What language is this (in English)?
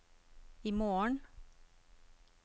Norwegian